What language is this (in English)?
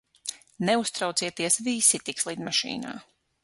Latvian